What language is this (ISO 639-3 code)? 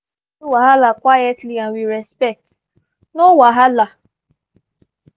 pcm